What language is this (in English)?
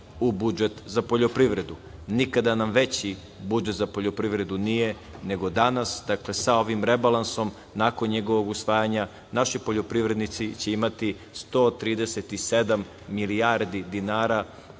Serbian